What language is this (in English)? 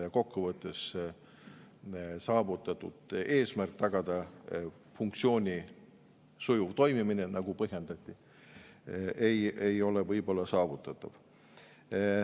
Estonian